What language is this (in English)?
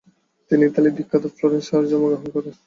Bangla